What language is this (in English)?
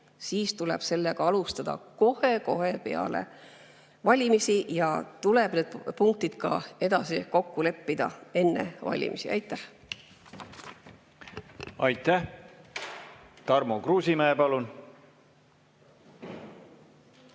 Estonian